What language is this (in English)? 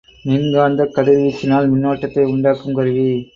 Tamil